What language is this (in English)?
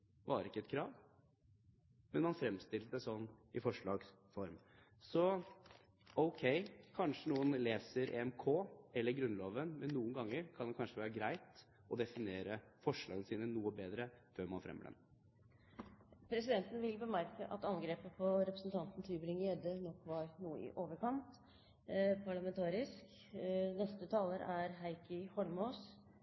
Norwegian Bokmål